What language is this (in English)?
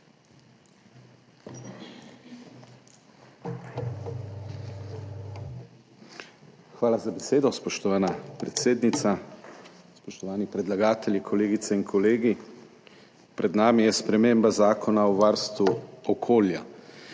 Slovenian